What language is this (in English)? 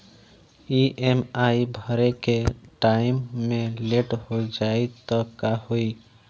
Bhojpuri